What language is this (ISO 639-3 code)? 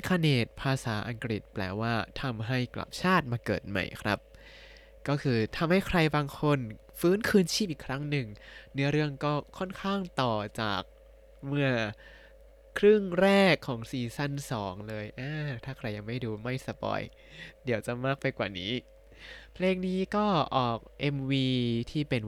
tha